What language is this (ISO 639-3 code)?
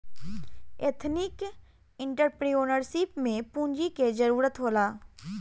bho